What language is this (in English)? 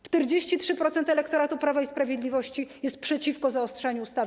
Polish